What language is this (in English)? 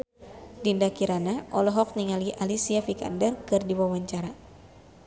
Sundanese